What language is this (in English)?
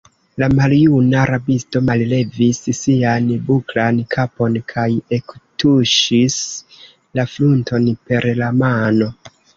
Esperanto